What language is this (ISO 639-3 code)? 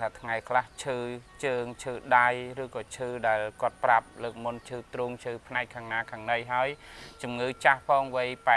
vie